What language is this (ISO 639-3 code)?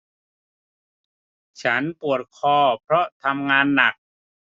tha